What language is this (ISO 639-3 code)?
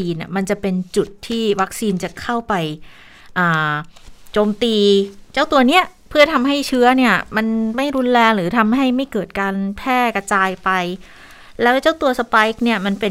tha